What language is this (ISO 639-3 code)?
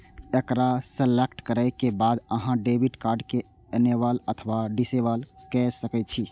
mai